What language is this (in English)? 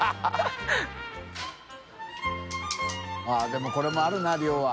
Japanese